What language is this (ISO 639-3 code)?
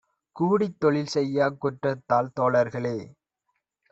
tam